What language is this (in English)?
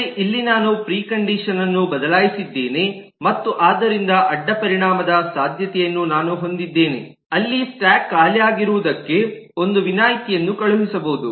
Kannada